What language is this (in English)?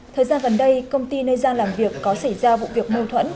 Vietnamese